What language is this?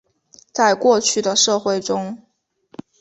Chinese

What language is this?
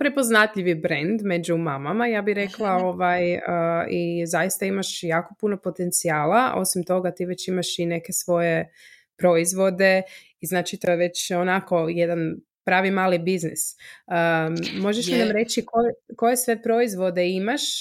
Croatian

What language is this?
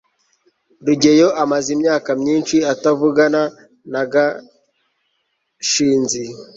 Kinyarwanda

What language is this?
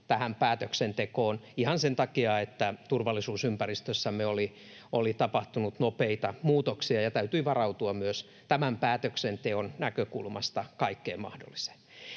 Finnish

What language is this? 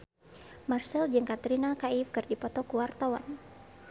Sundanese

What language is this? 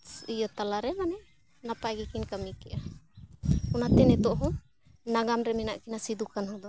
Santali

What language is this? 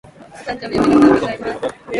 Japanese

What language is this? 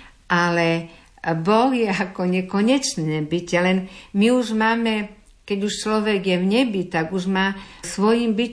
Slovak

